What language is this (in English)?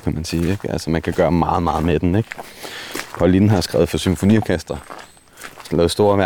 Danish